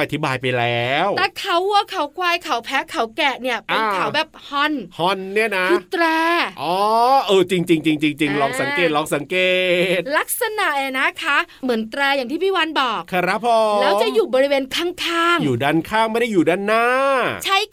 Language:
Thai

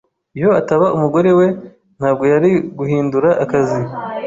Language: Kinyarwanda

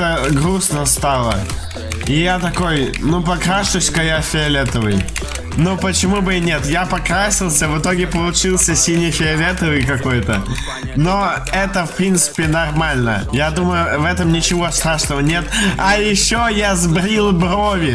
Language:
Russian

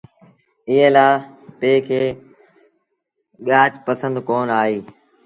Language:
Sindhi Bhil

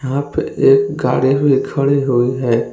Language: Hindi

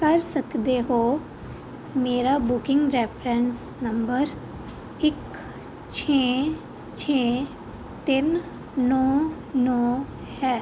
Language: Punjabi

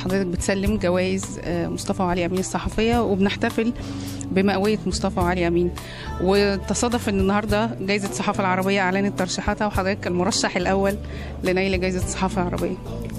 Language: Arabic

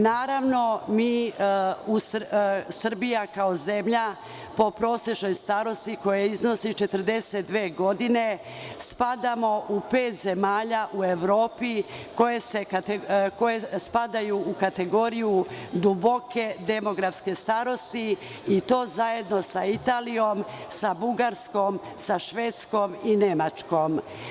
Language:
Serbian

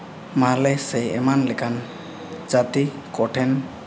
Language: Santali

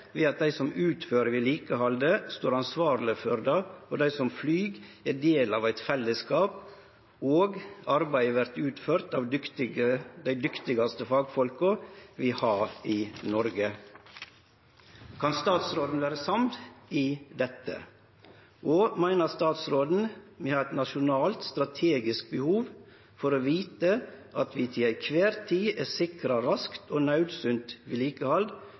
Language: Norwegian Nynorsk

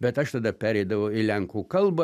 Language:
Lithuanian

